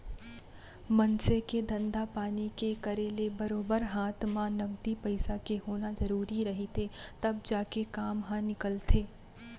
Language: Chhattisgarhi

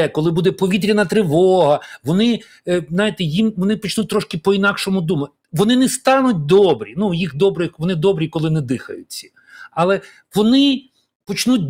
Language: Ukrainian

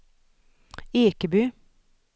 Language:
Swedish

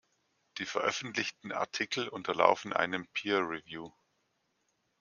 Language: German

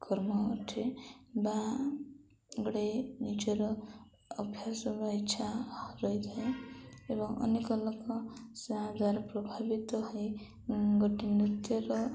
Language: Odia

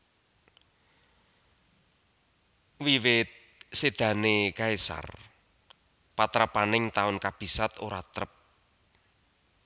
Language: Javanese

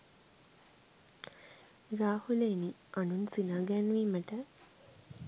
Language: Sinhala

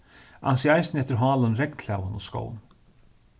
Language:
Faroese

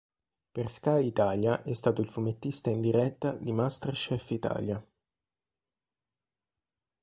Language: Italian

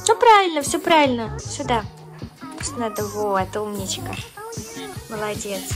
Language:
Russian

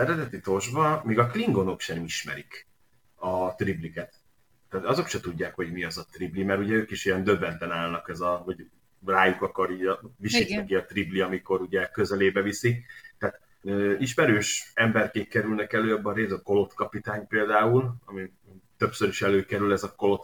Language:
Hungarian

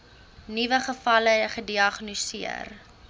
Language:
Afrikaans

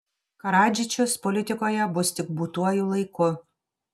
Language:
Lithuanian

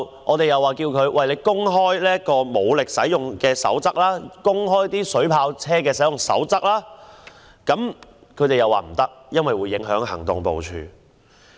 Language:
Cantonese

